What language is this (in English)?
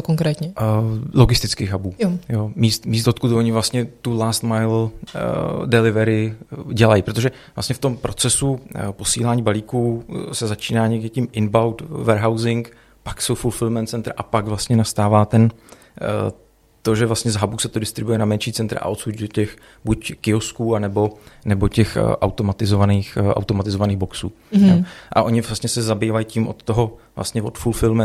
Czech